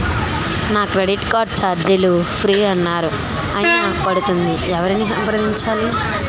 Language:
Telugu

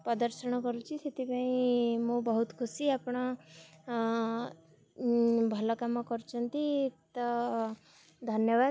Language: Odia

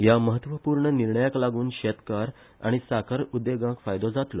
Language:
Konkani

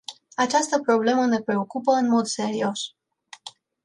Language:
Romanian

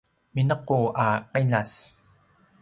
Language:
Paiwan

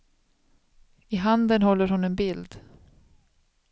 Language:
Swedish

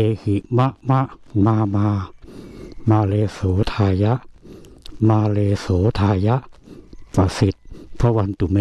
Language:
Thai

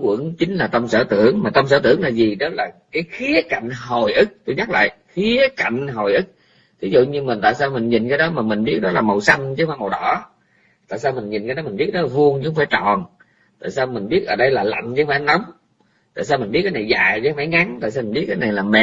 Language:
Vietnamese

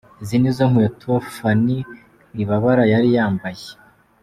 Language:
Kinyarwanda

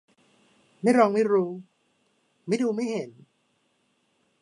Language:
Thai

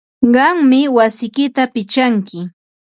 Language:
Ambo-Pasco Quechua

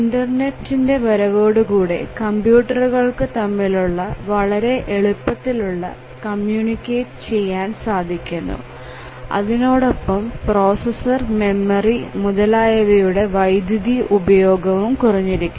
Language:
Malayalam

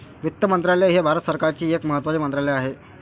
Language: Marathi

